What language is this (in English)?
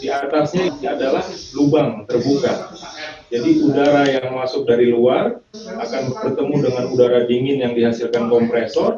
Indonesian